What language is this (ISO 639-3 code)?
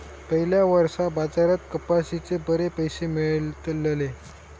mar